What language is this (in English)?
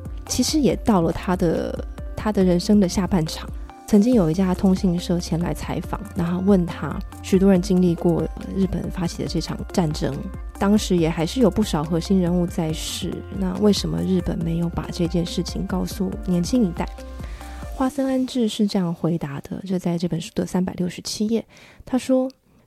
Chinese